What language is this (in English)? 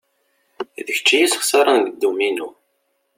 Kabyle